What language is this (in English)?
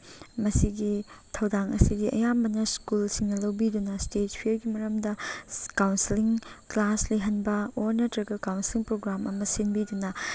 Manipuri